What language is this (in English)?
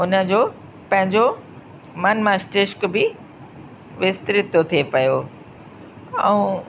Sindhi